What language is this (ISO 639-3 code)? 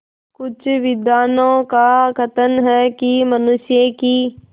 hin